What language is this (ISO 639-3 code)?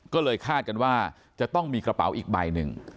tha